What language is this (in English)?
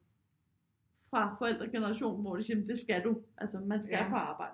Danish